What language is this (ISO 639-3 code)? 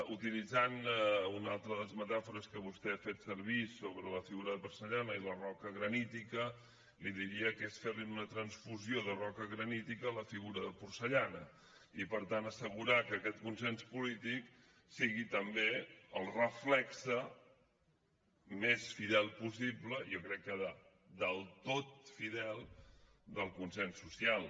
cat